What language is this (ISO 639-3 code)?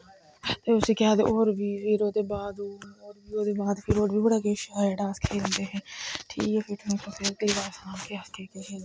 doi